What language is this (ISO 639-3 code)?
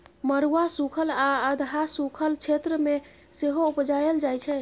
mai